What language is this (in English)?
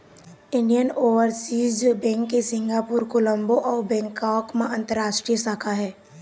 Chhattisgarhi